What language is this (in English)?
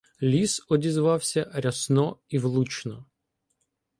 Ukrainian